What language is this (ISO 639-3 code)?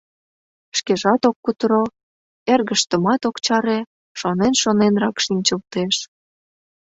chm